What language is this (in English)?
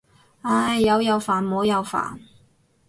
Cantonese